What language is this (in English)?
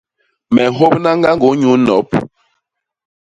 Basaa